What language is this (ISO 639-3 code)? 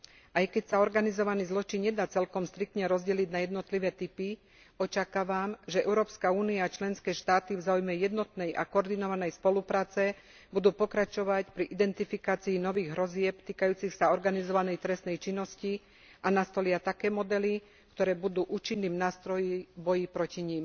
slk